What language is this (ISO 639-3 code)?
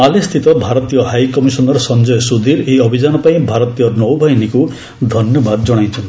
ori